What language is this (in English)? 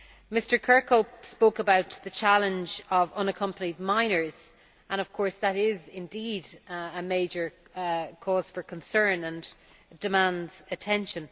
English